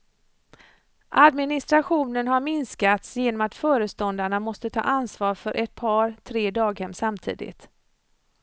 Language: Swedish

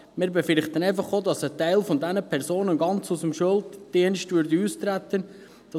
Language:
Swiss German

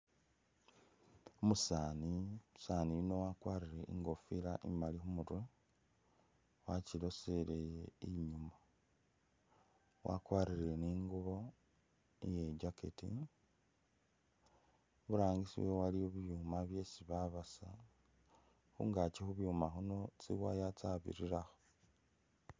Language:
Masaaba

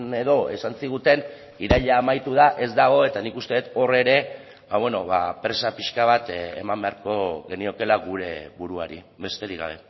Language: Basque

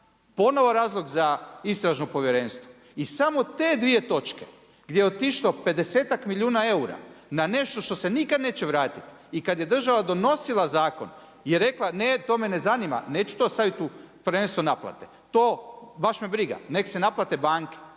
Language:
Croatian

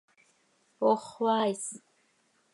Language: Seri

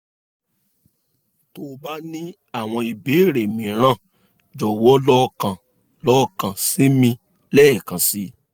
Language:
Yoruba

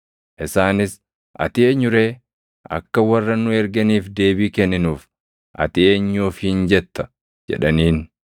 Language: Oromo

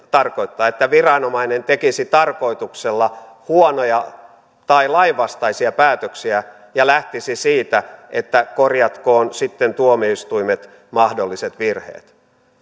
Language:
Finnish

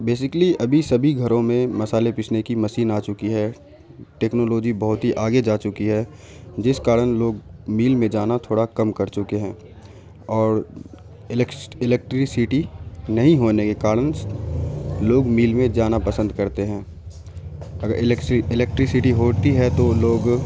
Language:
Urdu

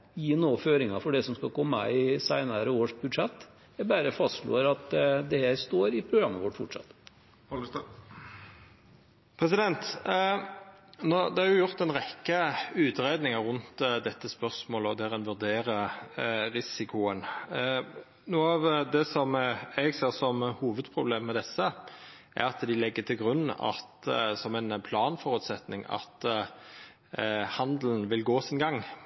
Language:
Norwegian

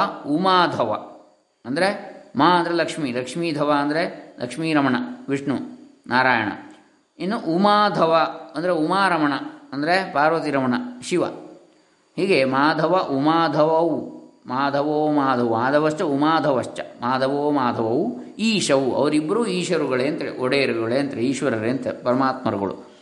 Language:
Kannada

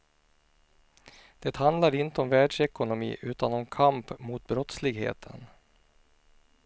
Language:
Swedish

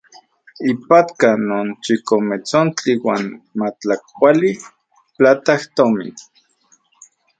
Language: Central Puebla Nahuatl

